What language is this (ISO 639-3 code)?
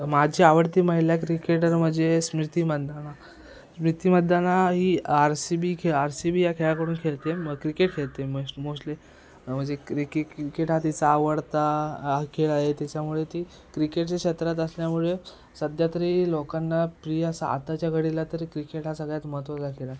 mar